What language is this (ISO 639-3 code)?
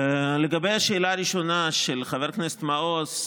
heb